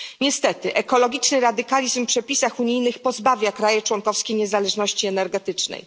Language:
Polish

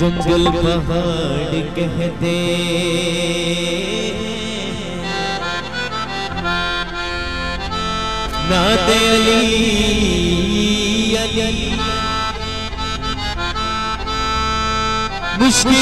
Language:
Arabic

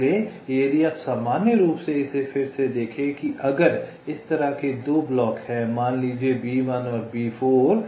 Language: Hindi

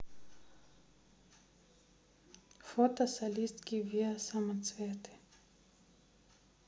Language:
Russian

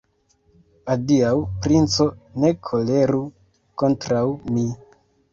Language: Esperanto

